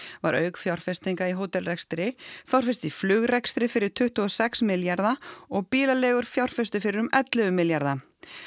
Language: Icelandic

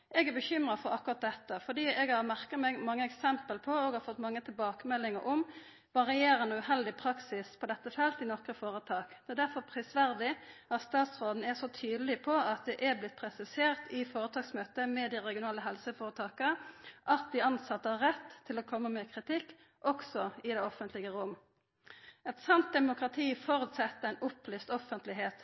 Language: Norwegian Nynorsk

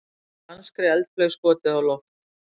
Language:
Icelandic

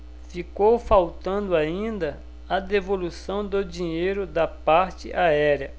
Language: Portuguese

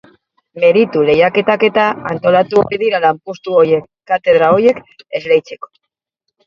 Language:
Basque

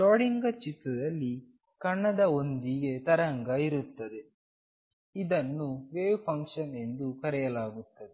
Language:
Kannada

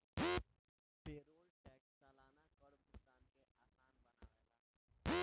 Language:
Bhojpuri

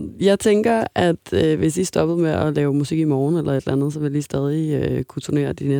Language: Danish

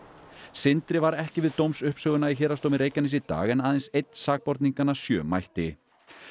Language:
Icelandic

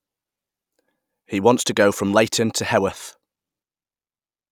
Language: English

